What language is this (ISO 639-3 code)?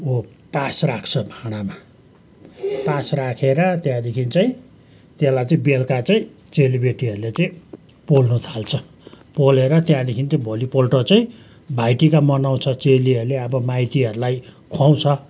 nep